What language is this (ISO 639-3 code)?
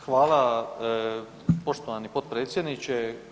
hrv